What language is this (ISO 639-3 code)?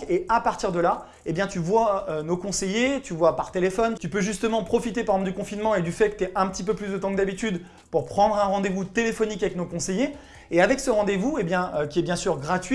fra